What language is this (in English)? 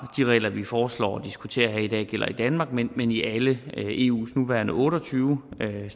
Danish